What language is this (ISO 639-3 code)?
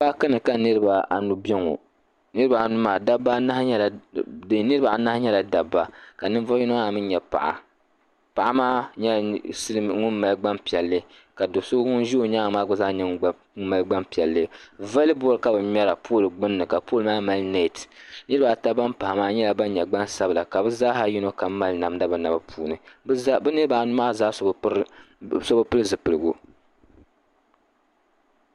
dag